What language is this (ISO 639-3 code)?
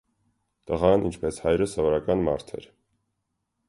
hye